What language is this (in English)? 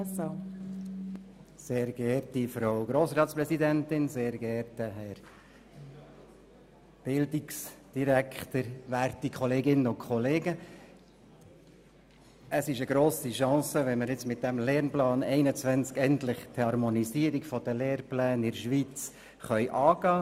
Swiss German